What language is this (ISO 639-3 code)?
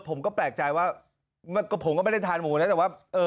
tha